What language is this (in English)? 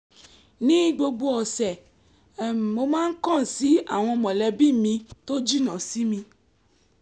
Yoruba